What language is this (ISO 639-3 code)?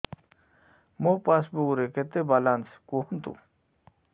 ori